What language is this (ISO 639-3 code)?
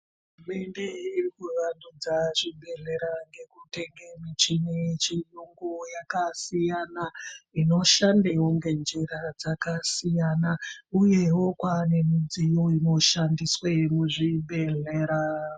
ndc